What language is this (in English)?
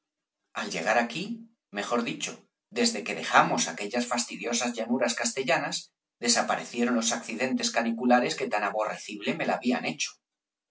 Spanish